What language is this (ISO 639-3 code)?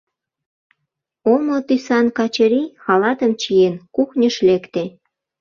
chm